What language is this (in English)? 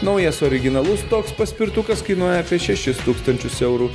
Lithuanian